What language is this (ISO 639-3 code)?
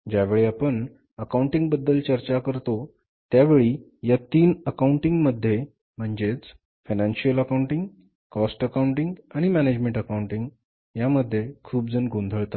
mar